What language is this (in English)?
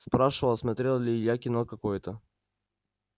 Russian